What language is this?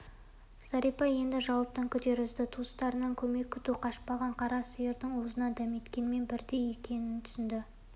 Kazakh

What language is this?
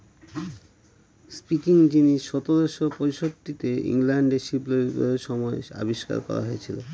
Bangla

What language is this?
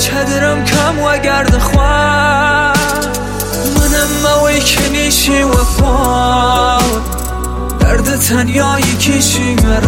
Persian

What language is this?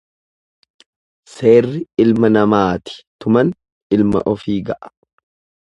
Oromo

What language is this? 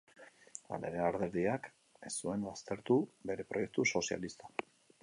Basque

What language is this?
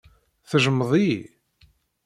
Kabyle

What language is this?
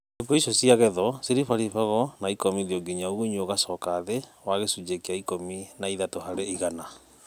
Kikuyu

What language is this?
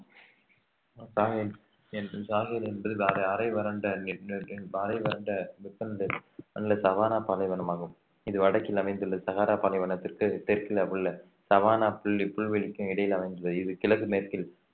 Tamil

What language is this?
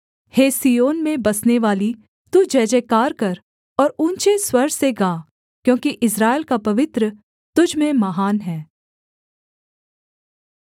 Hindi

